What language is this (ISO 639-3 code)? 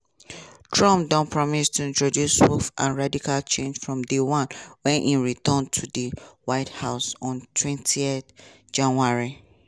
pcm